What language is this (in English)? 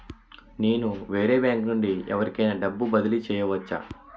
Telugu